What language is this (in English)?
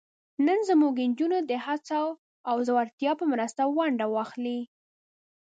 Pashto